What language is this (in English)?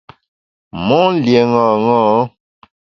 Bamun